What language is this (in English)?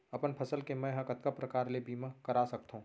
Chhattisgarhi